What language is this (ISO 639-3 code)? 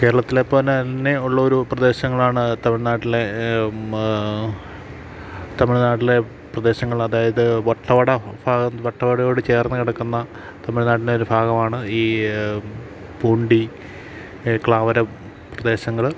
mal